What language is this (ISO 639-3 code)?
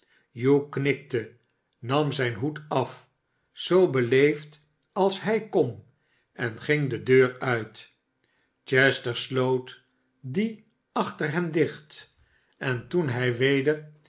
nld